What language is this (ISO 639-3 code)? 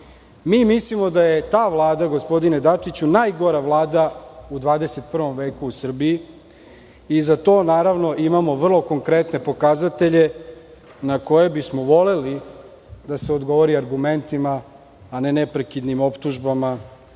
srp